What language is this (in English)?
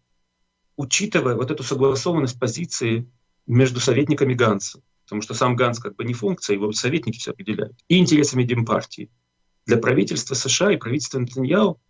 Russian